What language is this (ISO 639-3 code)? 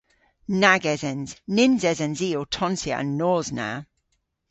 cor